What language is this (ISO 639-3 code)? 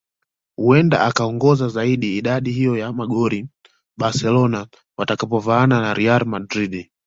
swa